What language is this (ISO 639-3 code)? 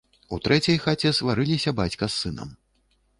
bel